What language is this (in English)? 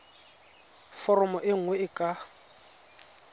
Tswana